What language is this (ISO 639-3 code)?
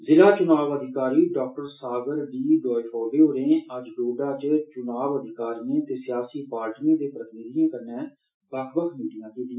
doi